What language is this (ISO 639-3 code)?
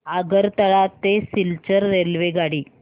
mar